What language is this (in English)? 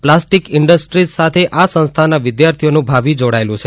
Gujarati